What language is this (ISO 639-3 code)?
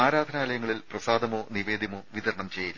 mal